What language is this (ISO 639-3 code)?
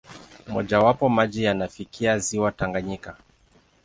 swa